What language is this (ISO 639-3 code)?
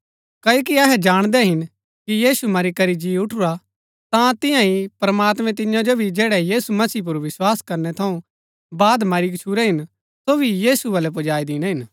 gbk